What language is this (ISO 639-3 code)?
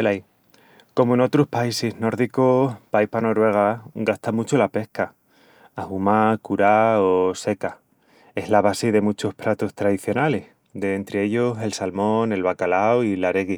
ext